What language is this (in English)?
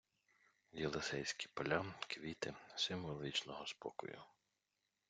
Ukrainian